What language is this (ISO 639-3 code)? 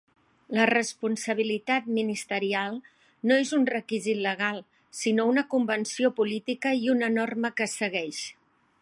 cat